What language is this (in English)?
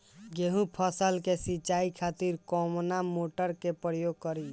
Bhojpuri